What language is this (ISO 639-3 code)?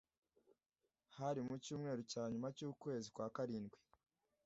kin